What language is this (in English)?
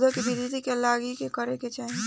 Bhojpuri